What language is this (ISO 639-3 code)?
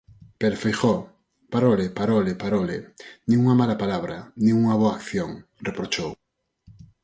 glg